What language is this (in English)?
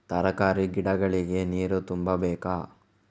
Kannada